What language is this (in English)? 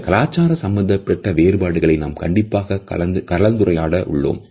Tamil